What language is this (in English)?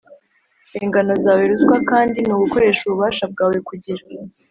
Kinyarwanda